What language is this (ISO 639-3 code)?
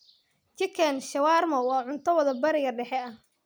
som